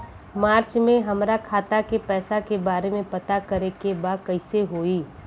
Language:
Bhojpuri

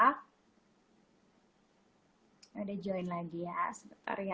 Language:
Indonesian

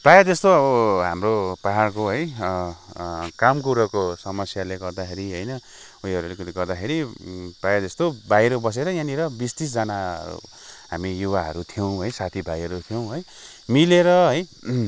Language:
Nepali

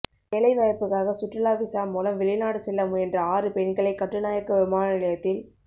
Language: Tamil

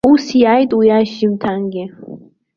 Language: Abkhazian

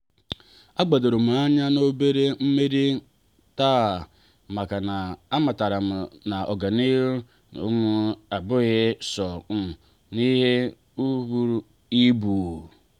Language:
Igbo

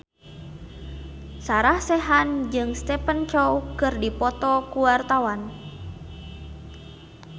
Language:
Sundanese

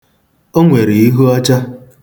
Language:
Igbo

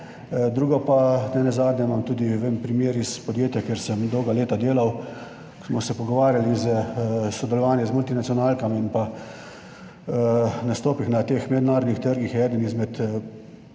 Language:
Slovenian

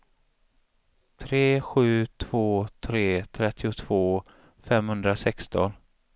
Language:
Swedish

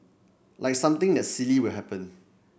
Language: English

